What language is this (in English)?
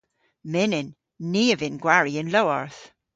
Cornish